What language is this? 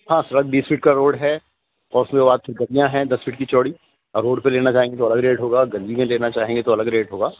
Urdu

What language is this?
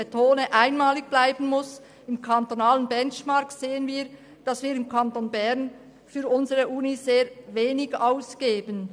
Swiss German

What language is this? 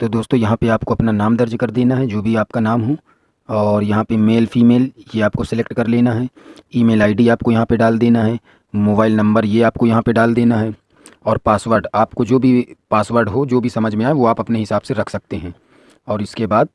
Hindi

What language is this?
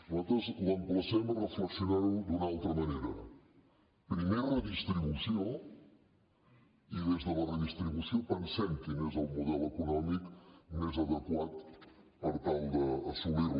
Catalan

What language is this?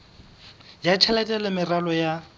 Southern Sotho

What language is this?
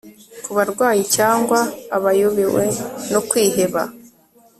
Kinyarwanda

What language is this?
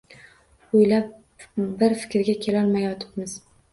Uzbek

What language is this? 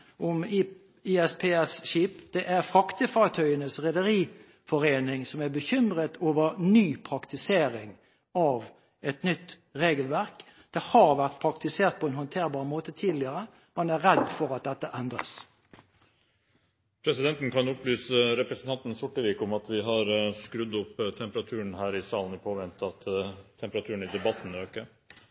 Norwegian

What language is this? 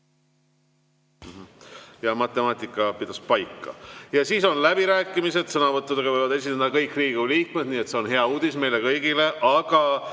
Estonian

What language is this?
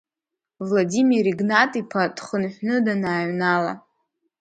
Abkhazian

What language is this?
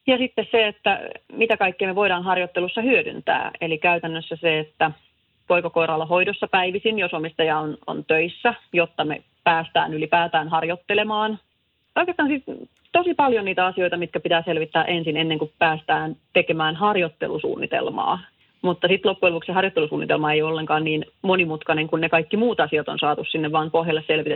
Finnish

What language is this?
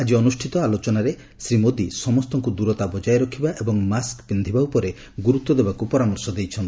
Odia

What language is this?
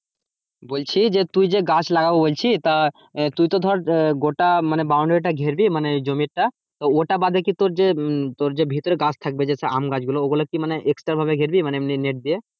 Bangla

